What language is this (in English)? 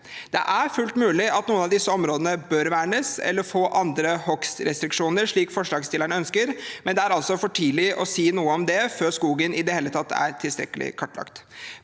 Norwegian